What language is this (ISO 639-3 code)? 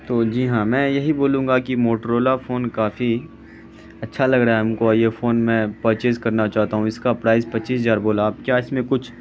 urd